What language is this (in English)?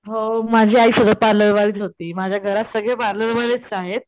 Marathi